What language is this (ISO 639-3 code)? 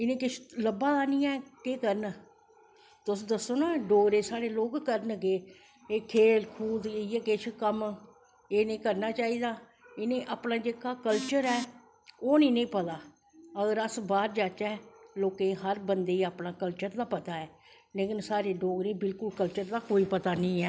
doi